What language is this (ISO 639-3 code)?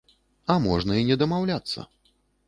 bel